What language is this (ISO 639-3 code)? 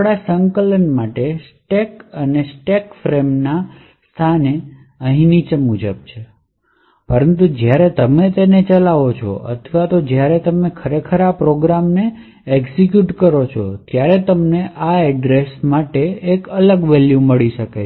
guj